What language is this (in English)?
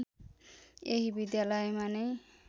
Nepali